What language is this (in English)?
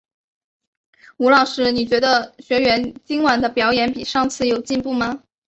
Chinese